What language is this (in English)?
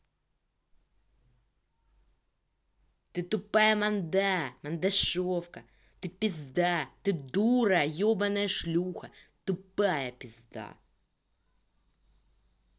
Russian